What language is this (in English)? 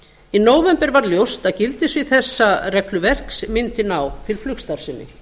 Icelandic